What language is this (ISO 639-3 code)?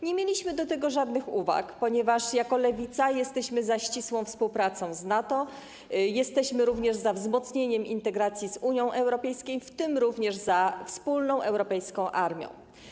pol